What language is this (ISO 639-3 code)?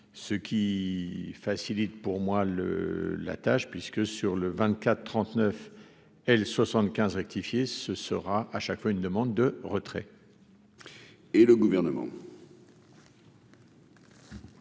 fra